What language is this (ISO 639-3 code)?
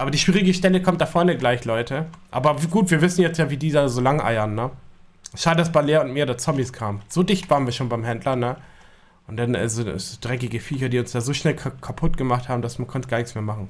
deu